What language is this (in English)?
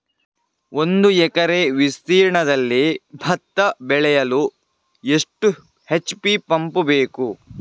Kannada